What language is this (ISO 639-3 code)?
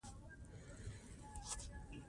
pus